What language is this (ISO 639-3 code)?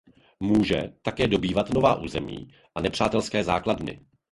ces